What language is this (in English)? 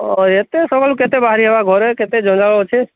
Odia